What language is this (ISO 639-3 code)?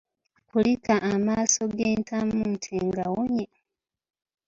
lug